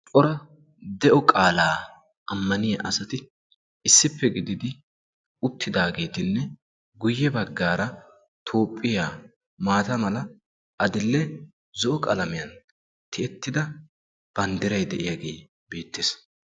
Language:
Wolaytta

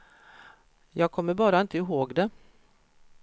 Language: Swedish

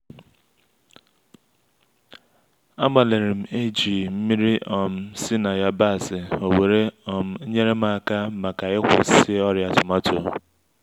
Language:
Igbo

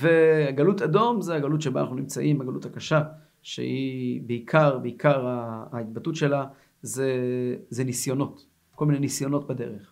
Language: Hebrew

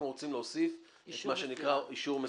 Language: Hebrew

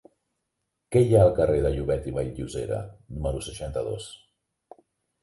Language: Catalan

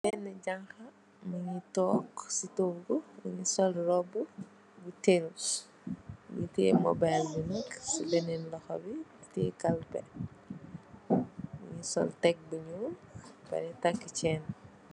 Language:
Wolof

